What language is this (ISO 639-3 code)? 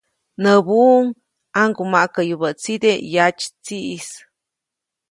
zoc